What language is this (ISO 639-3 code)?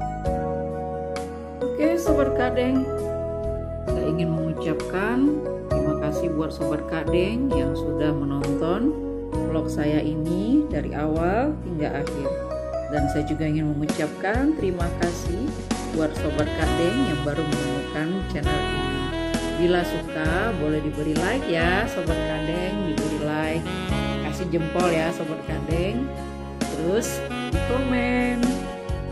ind